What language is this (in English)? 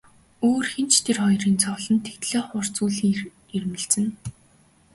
Mongolian